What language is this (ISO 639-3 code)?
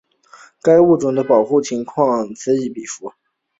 zho